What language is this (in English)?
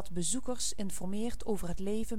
Dutch